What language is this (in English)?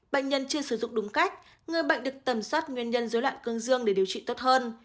Vietnamese